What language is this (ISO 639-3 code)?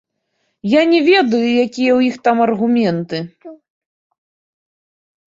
bel